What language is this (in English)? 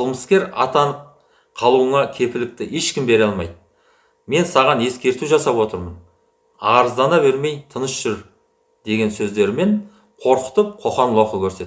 Kazakh